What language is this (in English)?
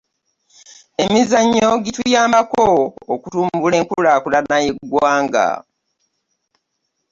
Ganda